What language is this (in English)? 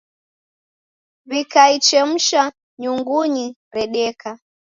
Taita